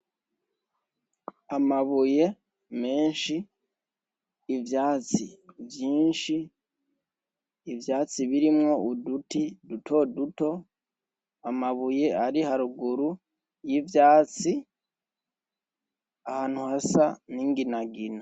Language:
Rundi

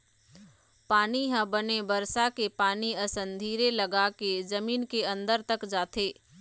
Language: Chhattisgarhi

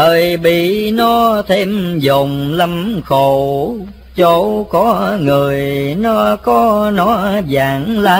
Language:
Vietnamese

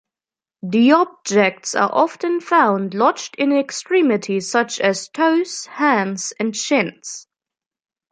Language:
English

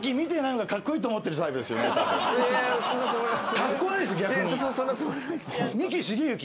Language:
Japanese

